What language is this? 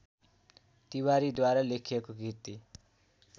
Nepali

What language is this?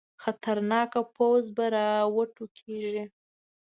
Pashto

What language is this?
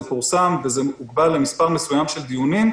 Hebrew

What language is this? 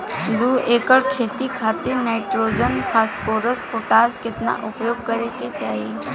Bhojpuri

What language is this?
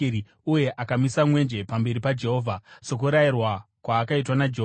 Shona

